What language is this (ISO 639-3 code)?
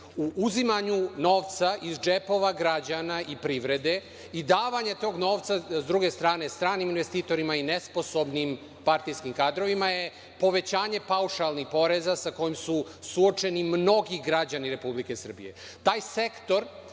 srp